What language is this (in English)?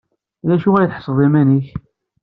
Kabyle